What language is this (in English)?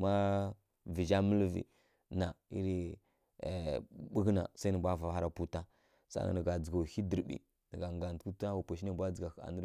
Kirya-Konzəl